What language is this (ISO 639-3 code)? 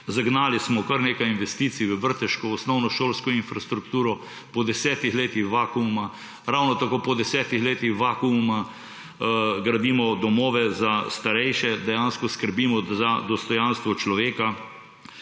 slv